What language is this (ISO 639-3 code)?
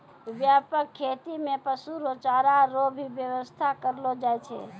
mai